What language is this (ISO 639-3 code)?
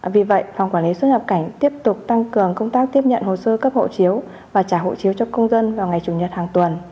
vie